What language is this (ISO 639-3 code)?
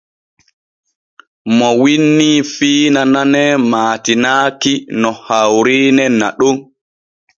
fue